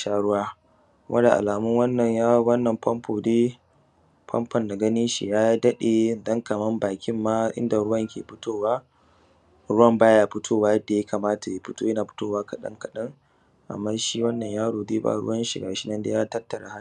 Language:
Hausa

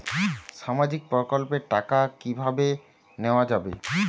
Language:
Bangla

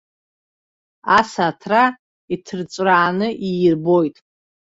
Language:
Abkhazian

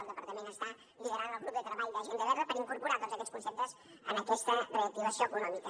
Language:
Catalan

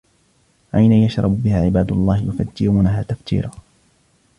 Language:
Arabic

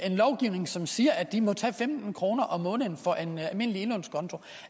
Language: Danish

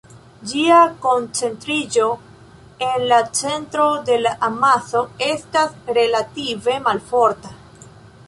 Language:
Esperanto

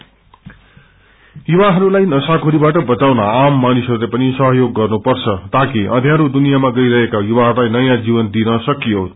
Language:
Nepali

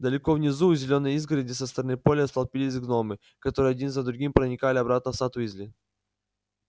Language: Russian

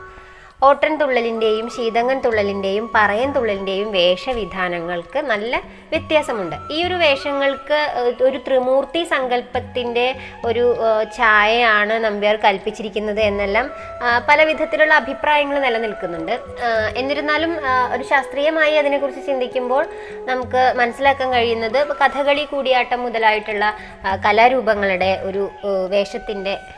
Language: Malayalam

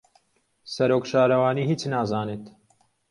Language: Central Kurdish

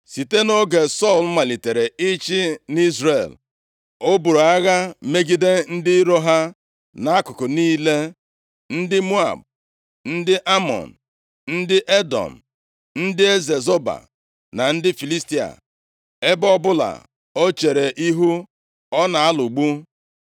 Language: Igbo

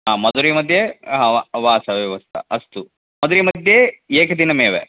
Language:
Sanskrit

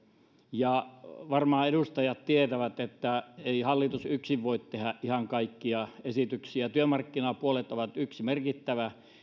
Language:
Finnish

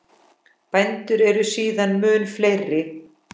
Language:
Icelandic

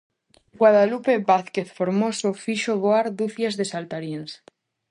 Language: Galician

